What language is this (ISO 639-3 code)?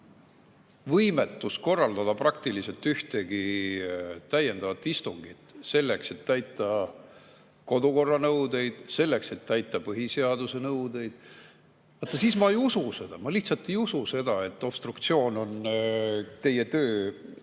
est